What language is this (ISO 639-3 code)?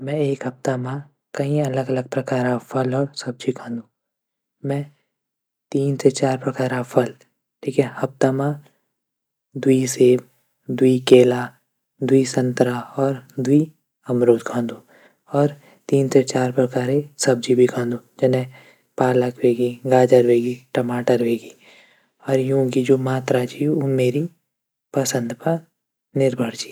gbm